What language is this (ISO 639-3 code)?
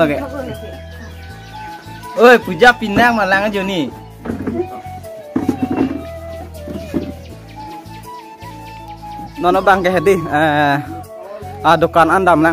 tha